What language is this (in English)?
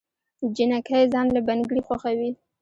Pashto